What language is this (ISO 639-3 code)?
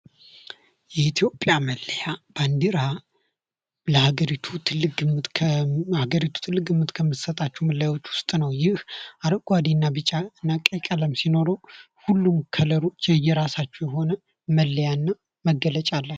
amh